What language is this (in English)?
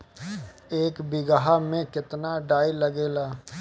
Bhojpuri